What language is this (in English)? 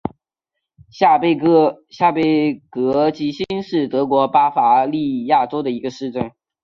Chinese